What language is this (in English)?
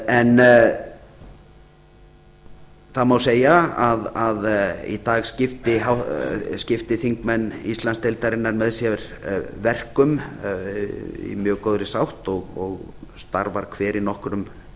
Icelandic